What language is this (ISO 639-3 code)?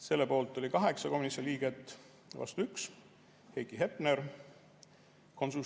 est